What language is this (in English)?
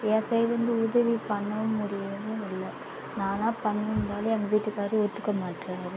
Tamil